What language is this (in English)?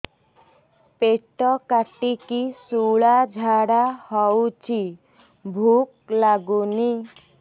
Odia